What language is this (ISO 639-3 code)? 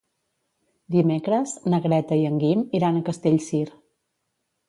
cat